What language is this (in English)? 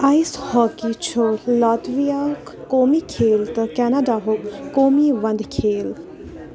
Kashmiri